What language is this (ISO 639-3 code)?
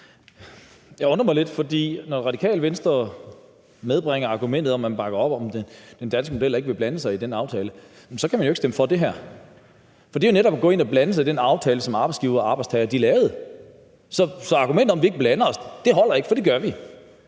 dan